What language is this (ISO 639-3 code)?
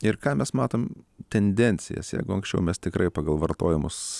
lit